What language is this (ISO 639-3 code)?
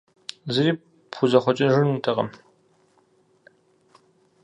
kbd